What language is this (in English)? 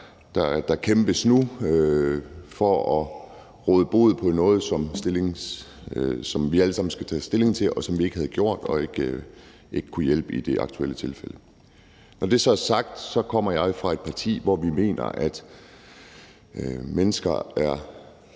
Danish